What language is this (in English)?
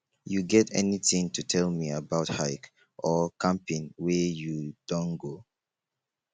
Nigerian Pidgin